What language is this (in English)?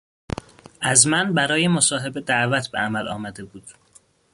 Persian